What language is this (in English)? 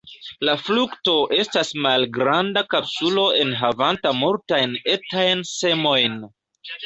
Esperanto